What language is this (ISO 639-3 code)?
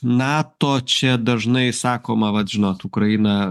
lit